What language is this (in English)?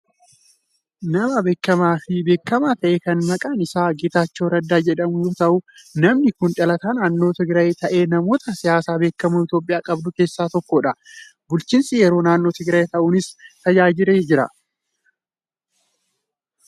Oromo